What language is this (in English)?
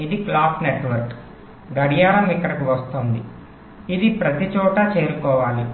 Telugu